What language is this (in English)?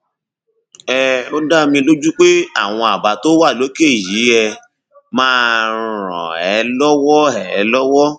Yoruba